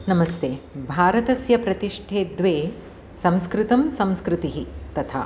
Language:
Sanskrit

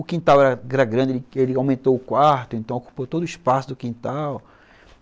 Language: Portuguese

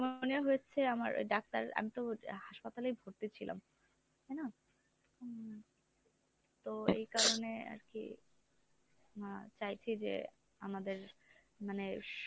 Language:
Bangla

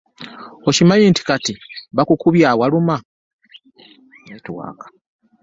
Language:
Ganda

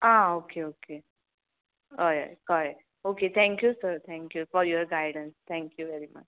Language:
Konkani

